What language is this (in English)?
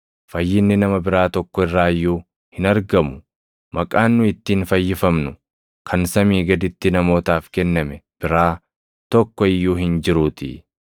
Oromo